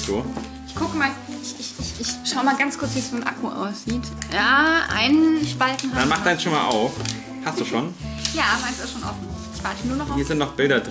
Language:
German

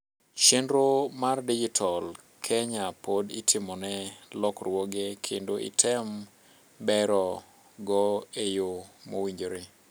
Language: Luo (Kenya and Tanzania)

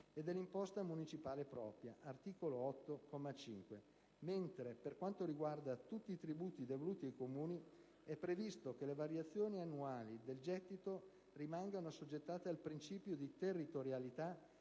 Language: Italian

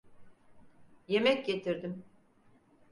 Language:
Turkish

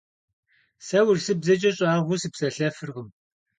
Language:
Kabardian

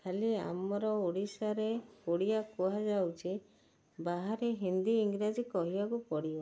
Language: Odia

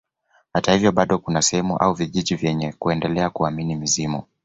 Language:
Swahili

